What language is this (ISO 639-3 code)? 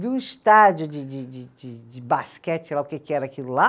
por